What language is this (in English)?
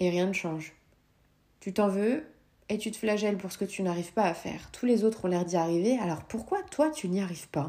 French